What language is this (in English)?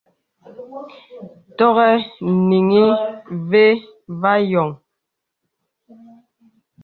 Bebele